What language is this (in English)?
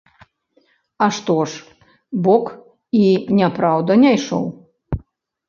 Belarusian